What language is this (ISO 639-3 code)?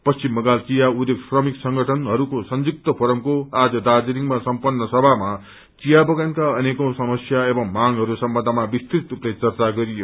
nep